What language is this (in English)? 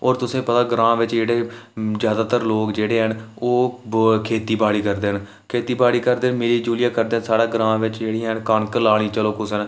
Dogri